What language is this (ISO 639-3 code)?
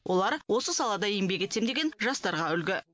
kaz